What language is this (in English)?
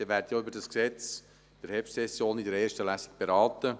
Swiss German